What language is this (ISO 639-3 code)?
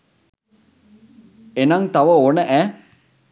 sin